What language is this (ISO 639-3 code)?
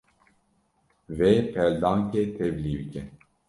kur